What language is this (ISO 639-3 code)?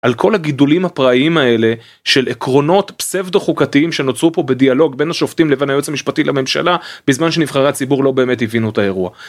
heb